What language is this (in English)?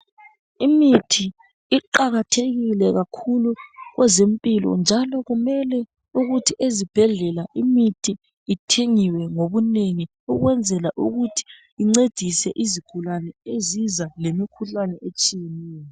North Ndebele